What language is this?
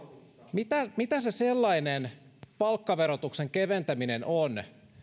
Finnish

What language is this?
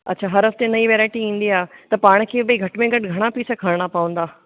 Sindhi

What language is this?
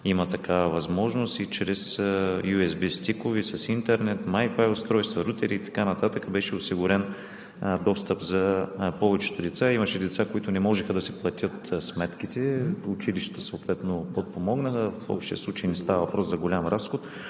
Bulgarian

